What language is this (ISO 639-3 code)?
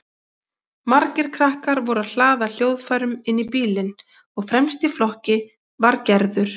isl